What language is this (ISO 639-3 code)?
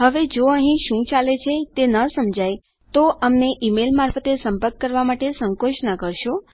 guj